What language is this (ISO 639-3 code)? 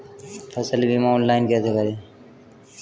hin